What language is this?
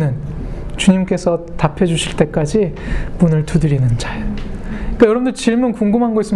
Korean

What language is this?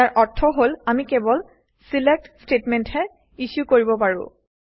Assamese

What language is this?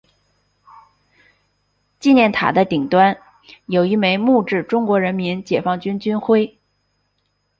Chinese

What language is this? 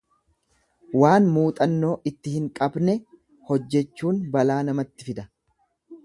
Oromo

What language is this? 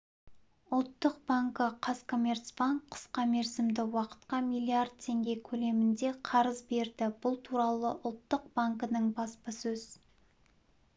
Kazakh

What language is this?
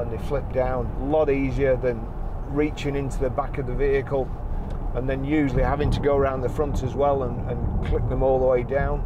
English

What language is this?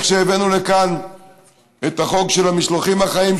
Hebrew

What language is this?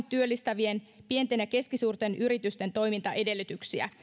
Finnish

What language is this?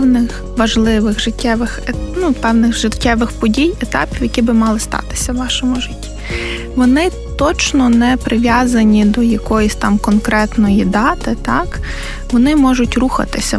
Ukrainian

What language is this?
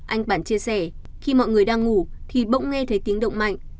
Vietnamese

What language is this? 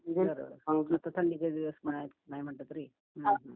Marathi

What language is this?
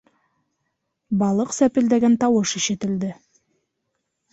Bashkir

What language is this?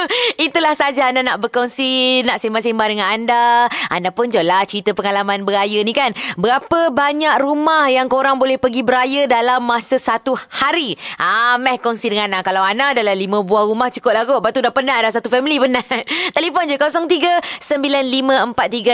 Malay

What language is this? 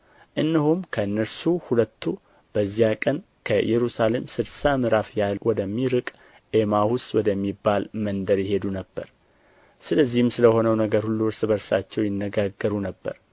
Amharic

